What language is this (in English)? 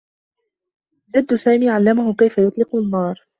Arabic